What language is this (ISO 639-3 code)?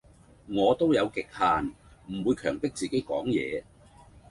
yue